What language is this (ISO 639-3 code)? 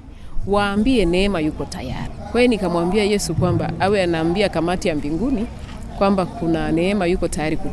swa